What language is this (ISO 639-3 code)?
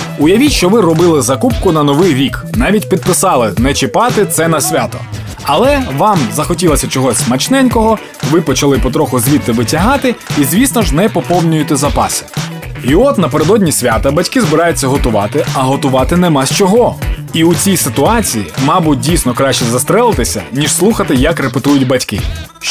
ukr